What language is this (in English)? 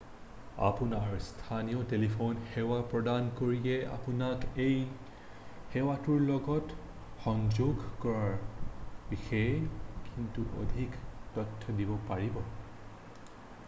Assamese